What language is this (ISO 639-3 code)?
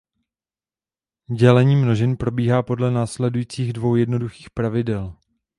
ces